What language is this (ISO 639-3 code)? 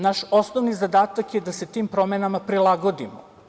srp